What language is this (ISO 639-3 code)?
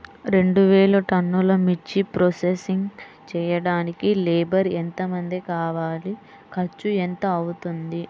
tel